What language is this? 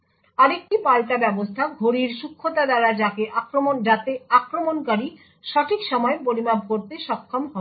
Bangla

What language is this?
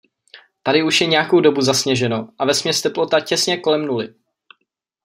Czech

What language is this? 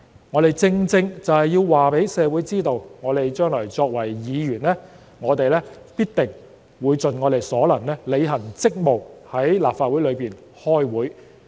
Cantonese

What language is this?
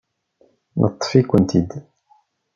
Kabyle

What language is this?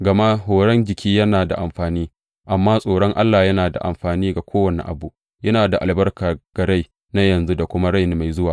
Hausa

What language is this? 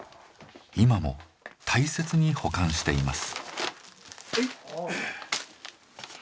Japanese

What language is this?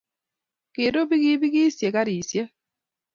Kalenjin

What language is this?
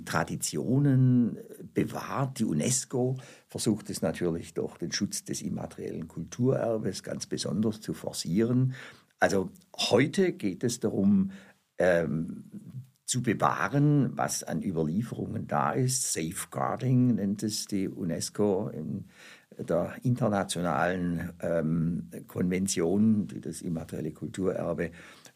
German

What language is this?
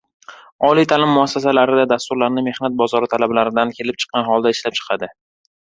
Uzbek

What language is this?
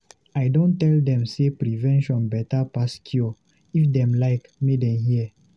Nigerian Pidgin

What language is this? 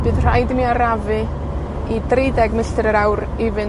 Welsh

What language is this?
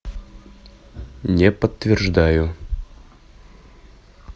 Russian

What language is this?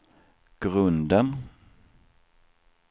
Swedish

